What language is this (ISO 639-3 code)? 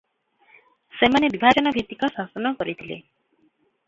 ori